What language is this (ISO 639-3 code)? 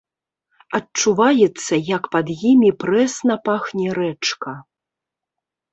bel